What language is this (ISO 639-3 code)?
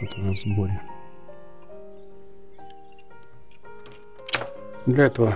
rus